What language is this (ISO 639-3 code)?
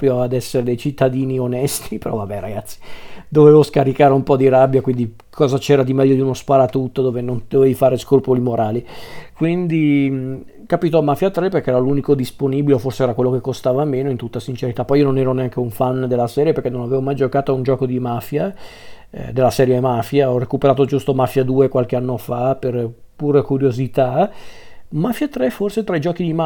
ita